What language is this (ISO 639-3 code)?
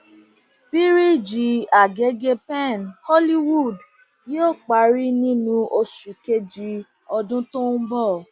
yor